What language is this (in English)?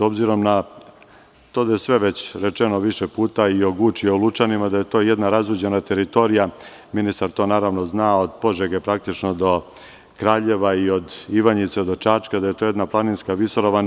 Serbian